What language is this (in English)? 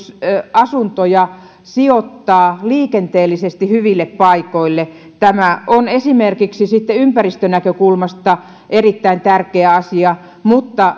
Finnish